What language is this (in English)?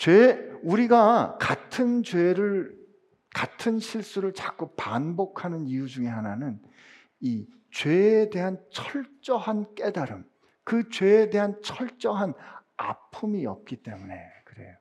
Korean